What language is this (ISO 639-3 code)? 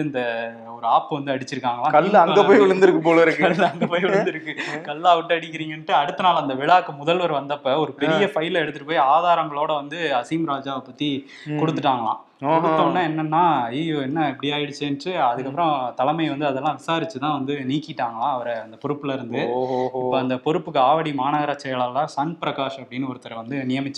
tam